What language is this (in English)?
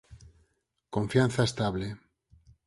Galician